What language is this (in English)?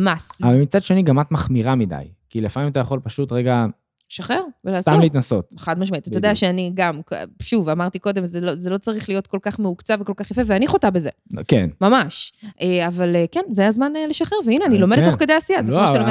Hebrew